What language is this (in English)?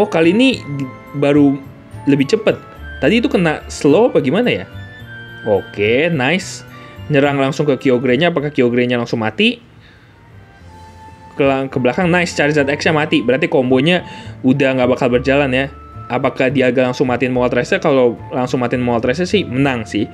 Indonesian